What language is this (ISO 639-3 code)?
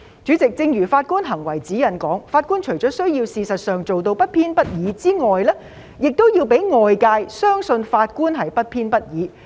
yue